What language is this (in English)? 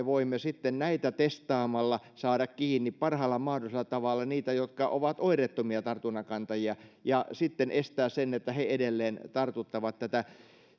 Finnish